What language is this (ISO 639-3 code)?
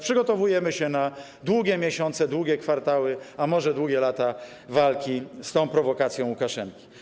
pol